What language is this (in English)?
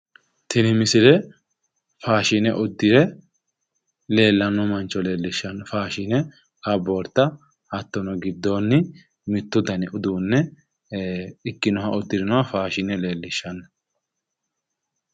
Sidamo